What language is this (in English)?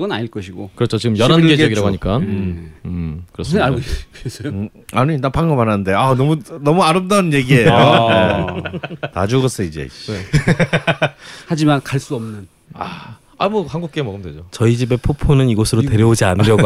Korean